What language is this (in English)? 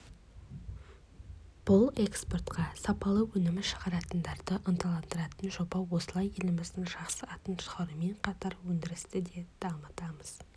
Kazakh